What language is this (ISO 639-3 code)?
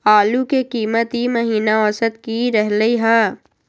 mag